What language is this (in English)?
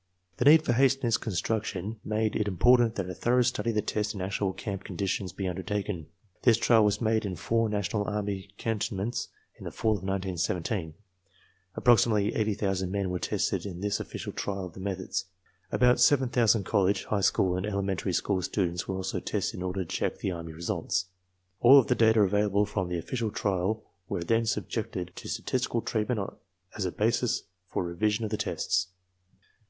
English